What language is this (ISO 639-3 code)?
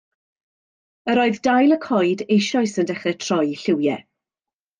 cym